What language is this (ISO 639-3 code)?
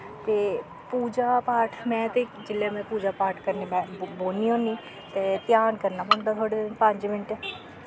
doi